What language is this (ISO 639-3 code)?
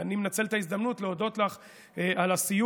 heb